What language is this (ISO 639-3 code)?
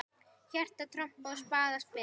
isl